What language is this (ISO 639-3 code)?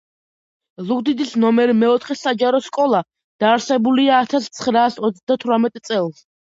kat